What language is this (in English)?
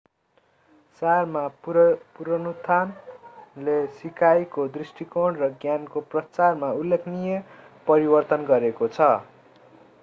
Nepali